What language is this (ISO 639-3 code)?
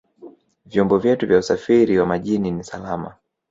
swa